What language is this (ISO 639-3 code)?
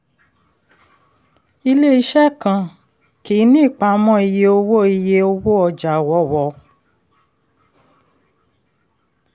yor